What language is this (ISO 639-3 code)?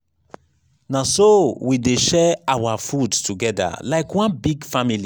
pcm